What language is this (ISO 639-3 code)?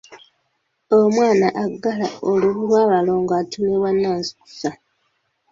lug